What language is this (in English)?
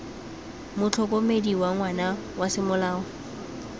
Tswana